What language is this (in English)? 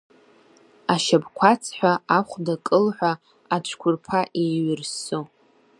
Abkhazian